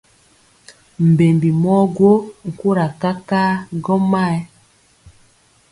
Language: Mpiemo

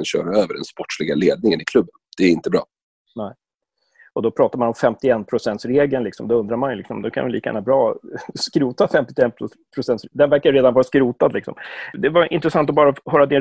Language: Swedish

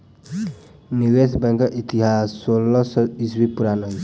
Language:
Maithili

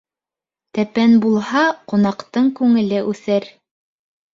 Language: Bashkir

